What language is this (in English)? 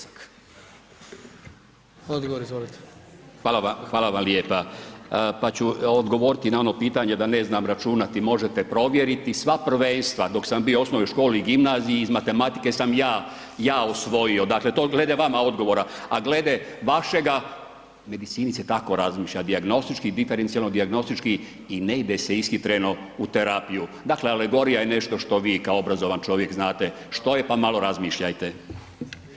Croatian